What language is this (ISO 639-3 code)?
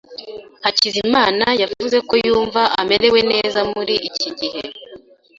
kin